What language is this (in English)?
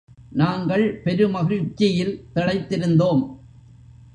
Tamil